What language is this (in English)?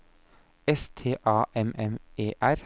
Norwegian